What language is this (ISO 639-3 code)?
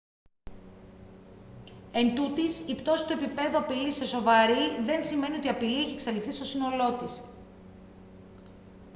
ell